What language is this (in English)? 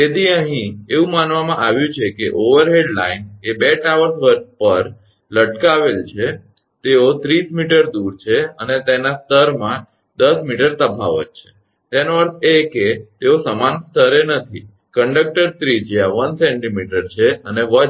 Gujarati